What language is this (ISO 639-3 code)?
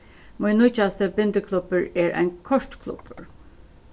fao